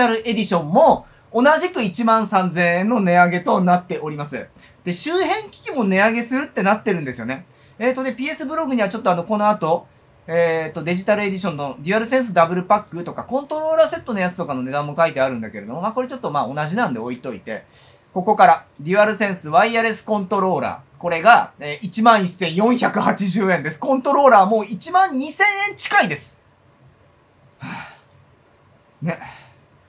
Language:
Japanese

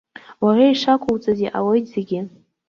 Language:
Abkhazian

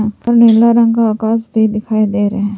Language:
Hindi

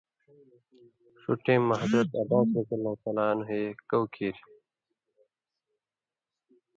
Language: Indus Kohistani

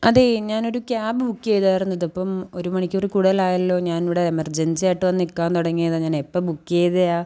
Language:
Malayalam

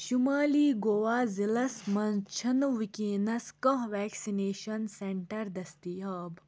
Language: Kashmiri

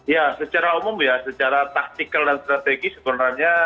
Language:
Indonesian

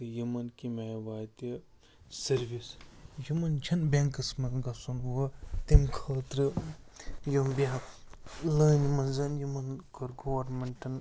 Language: Kashmiri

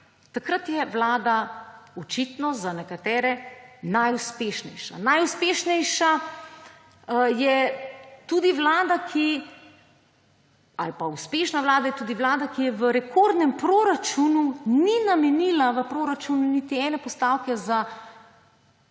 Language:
Slovenian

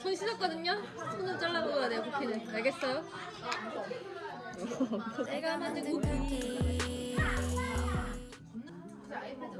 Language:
Korean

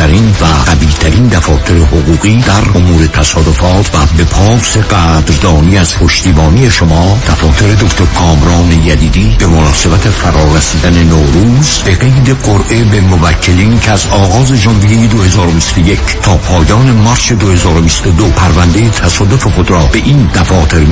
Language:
Persian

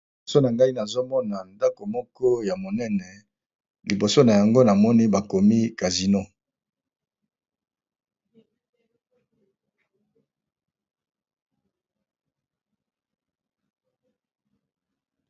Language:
Lingala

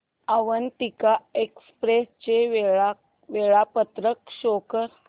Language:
Marathi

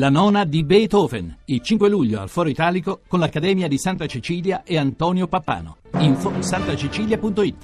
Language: Italian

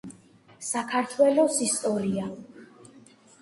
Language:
Georgian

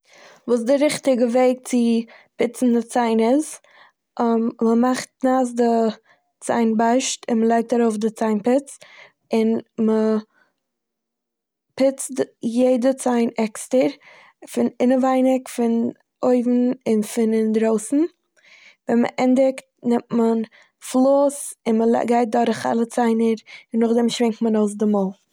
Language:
Yiddish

